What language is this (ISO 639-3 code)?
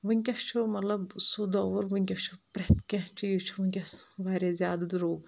kas